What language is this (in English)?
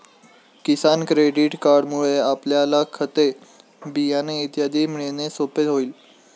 Marathi